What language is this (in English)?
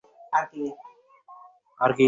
Bangla